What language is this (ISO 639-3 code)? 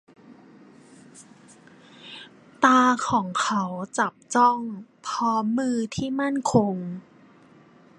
tha